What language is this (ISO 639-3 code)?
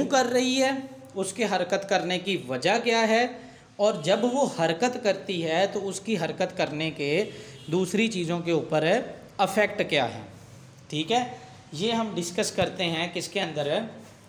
hin